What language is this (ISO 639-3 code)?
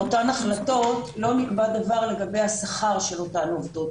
heb